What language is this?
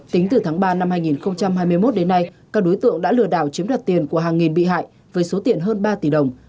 Vietnamese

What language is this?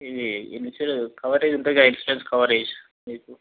Telugu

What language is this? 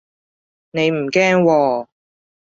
Cantonese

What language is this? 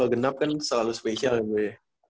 Indonesian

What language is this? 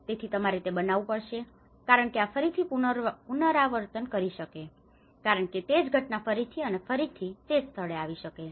Gujarati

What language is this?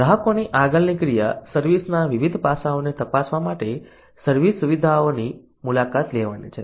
Gujarati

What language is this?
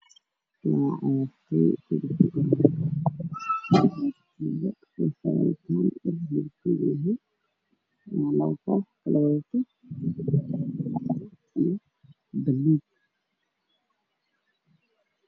Somali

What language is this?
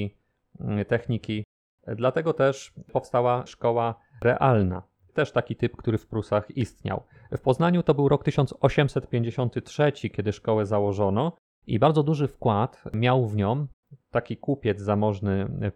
Polish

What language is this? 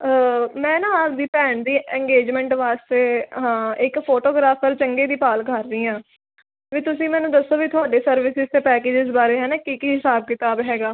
Punjabi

